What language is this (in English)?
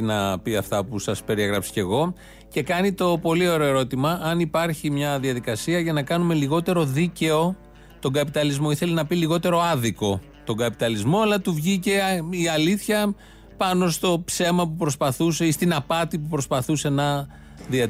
Greek